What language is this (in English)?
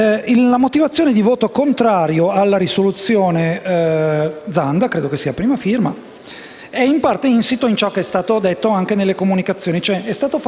Italian